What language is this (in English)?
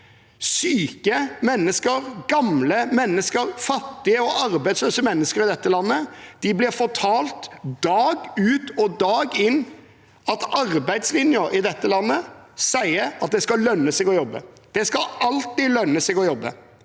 Norwegian